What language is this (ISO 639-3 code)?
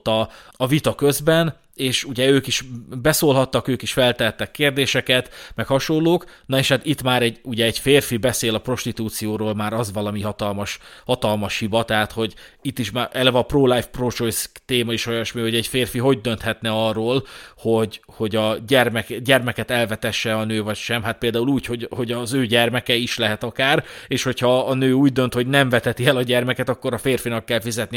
hun